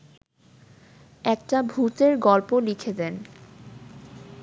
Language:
Bangla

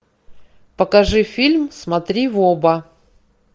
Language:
Russian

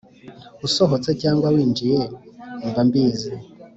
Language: Kinyarwanda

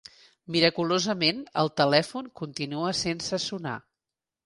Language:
Catalan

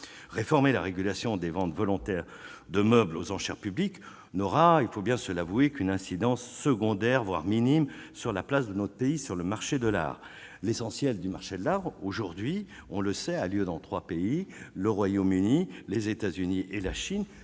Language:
French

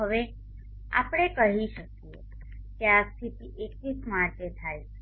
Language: Gujarati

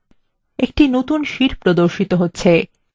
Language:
Bangla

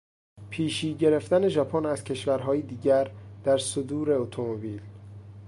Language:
Persian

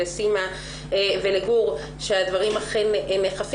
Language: Hebrew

